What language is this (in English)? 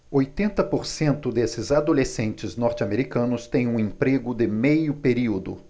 Portuguese